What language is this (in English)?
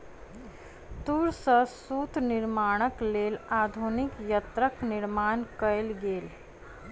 Maithili